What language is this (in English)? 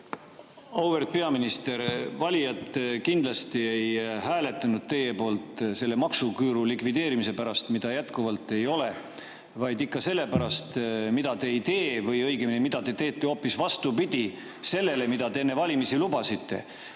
Estonian